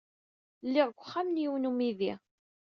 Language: Kabyle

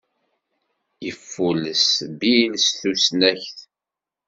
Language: Kabyle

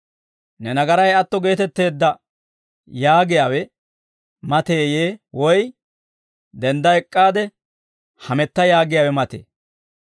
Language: Dawro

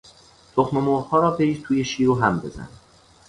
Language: Persian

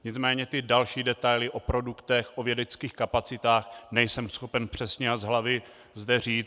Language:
Czech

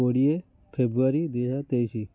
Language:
Odia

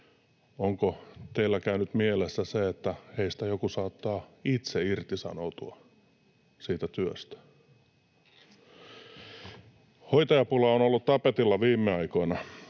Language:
Finnish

